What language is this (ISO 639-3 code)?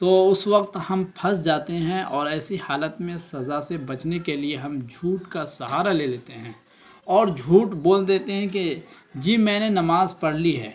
urd